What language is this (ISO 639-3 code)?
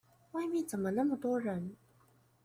zho